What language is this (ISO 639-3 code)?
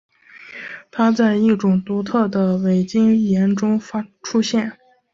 zho